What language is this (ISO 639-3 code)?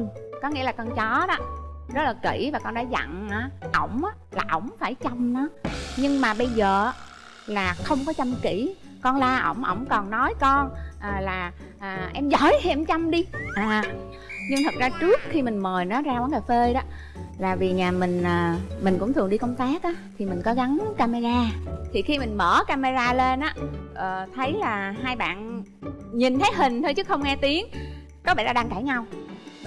vie